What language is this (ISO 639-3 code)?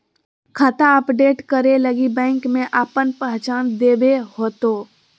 mag